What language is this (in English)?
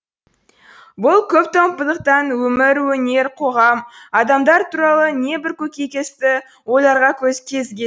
Kazakh